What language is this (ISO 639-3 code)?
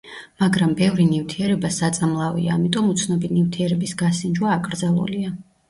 kat